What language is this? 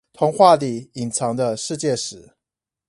Chinese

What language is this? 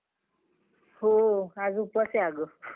Marathi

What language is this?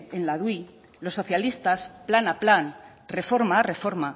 Spanish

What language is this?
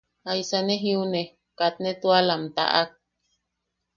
Yaqui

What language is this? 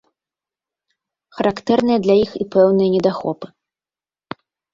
Belarusian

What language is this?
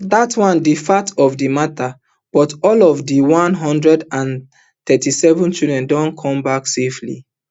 Nigerian Pidgin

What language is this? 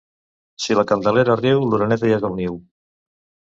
Catalan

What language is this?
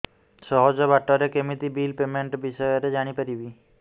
Odia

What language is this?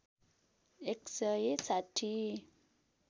Nepali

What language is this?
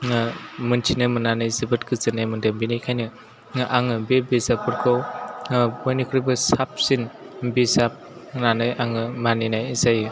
Bodo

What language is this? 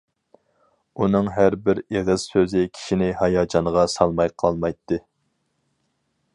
Uyghur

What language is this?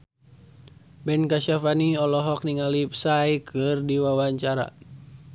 Sundanese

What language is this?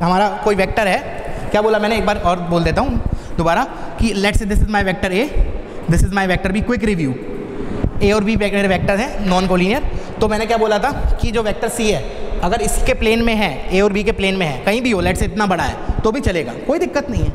Hindi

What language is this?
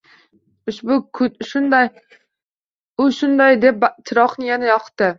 Uzbek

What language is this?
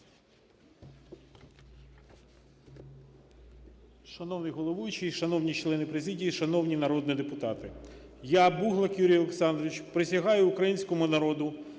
Ukrainian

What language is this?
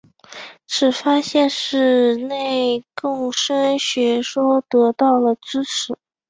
Chinese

